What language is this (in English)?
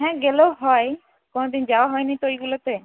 Bangla